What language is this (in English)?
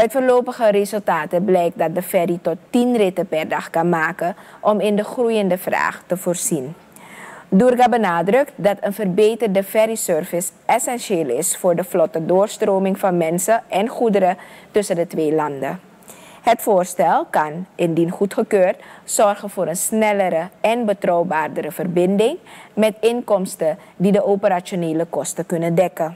Dutch